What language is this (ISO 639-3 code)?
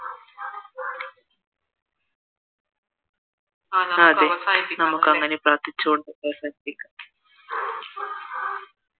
mal